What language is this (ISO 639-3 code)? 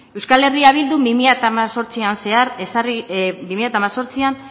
eus